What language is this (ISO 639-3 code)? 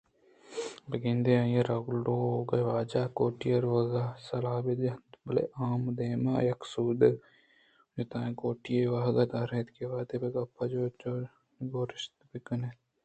bgp